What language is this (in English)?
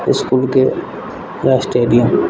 Maithili